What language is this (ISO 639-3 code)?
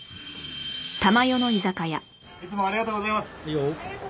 jpn